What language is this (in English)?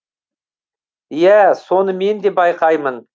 Kazakh